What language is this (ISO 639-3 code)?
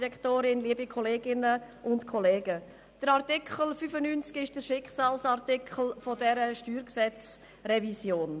gsw